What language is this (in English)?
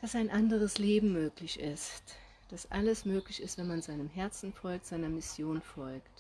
German